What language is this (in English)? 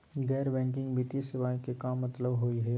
Magahi